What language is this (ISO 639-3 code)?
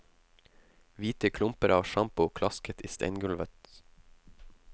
nor